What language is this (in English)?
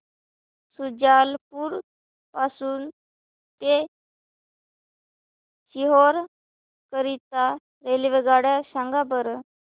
Marathi